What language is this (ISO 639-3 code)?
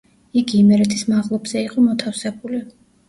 kat